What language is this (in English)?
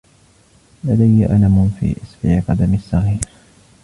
Arabic